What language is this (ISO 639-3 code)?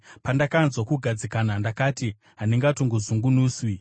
sna